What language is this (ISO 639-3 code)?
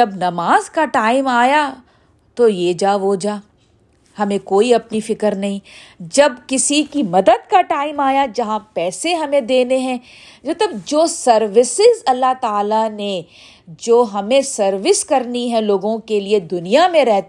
urd